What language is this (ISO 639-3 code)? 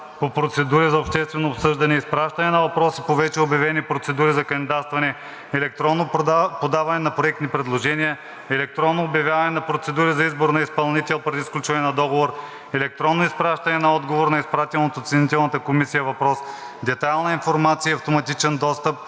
bul